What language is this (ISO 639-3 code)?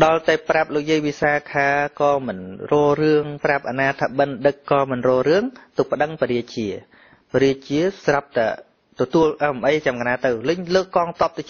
vie